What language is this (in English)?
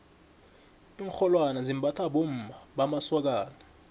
South Ndebele